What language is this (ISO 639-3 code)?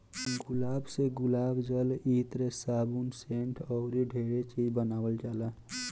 bho